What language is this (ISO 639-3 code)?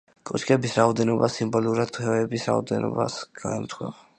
kat